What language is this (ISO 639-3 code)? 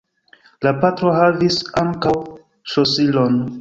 epo